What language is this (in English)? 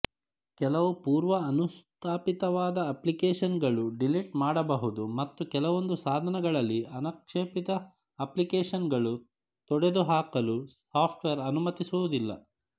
Kannada